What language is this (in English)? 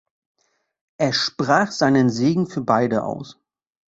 German